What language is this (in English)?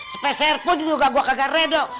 Indonesian